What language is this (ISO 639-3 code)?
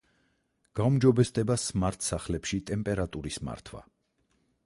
kat